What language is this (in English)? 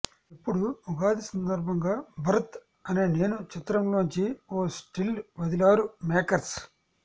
Telugu